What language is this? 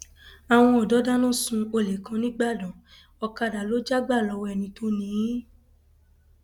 Yoruba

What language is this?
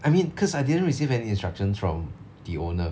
English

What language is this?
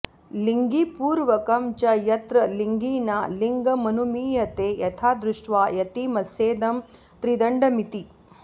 Sanskrit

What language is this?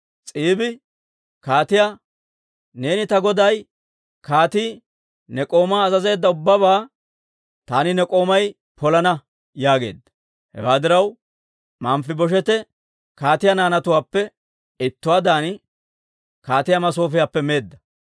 Dawro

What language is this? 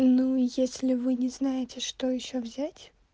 Russian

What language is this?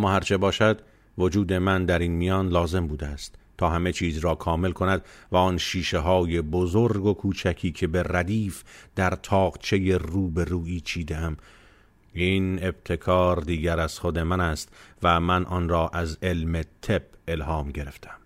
Persian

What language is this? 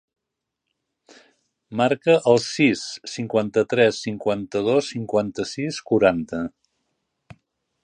Catalan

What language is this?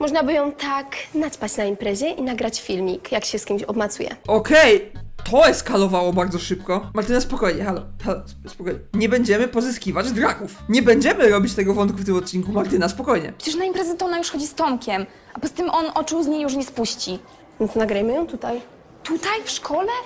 Polish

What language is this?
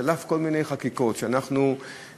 Hebrew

